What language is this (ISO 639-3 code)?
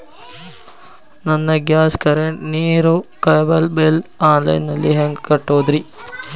kan